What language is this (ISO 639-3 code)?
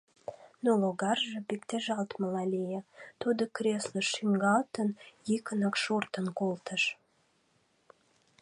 chm